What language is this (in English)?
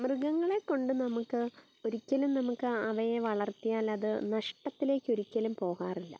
Malayalam